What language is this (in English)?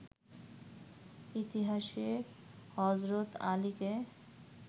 Bangla